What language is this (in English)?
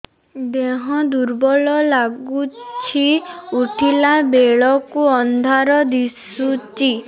Odia